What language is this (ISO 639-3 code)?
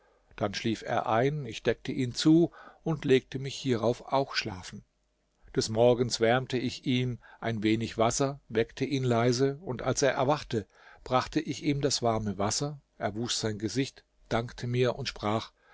deu